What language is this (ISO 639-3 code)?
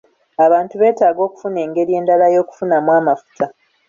lug